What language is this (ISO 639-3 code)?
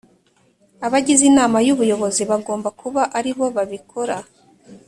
kin